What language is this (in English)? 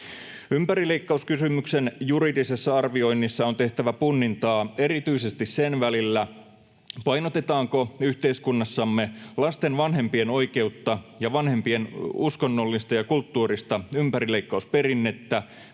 Finnish